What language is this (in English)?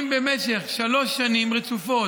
Hebrew